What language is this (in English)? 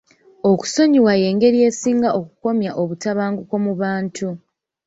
Ganda